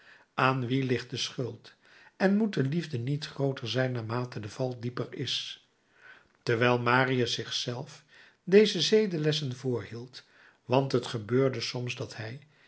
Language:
Dutch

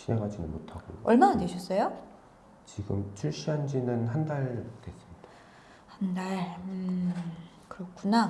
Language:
Korean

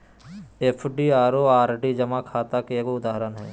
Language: Magahi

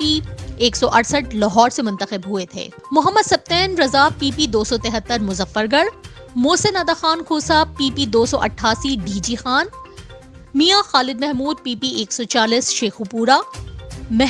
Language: Urdu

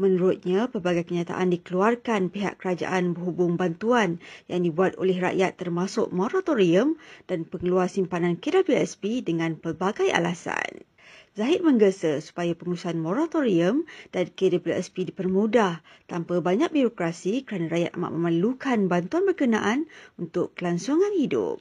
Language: Malay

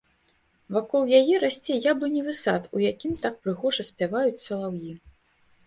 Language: Belarusian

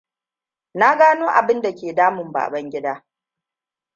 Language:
Hausa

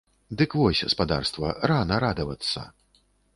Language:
Belarusian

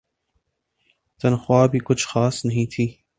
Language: Urdu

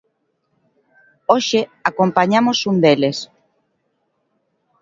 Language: Galician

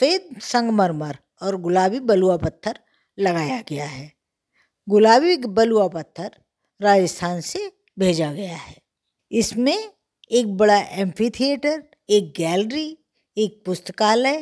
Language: Hindi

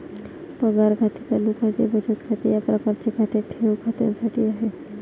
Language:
Marathi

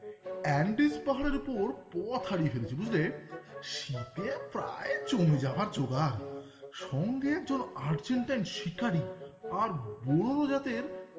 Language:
Bangla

